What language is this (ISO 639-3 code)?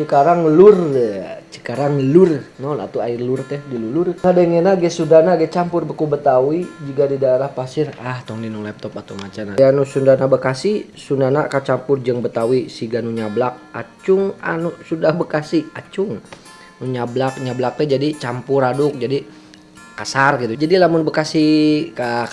ind